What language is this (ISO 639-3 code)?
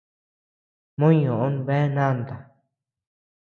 cux